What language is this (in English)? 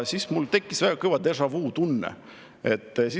Estonian